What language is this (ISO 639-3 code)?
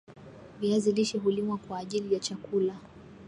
swa